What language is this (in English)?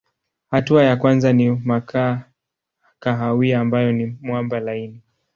Swahili